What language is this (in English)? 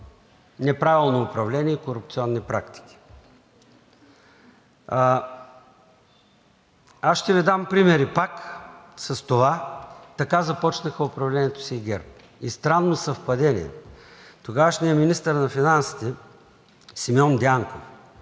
Bulgarian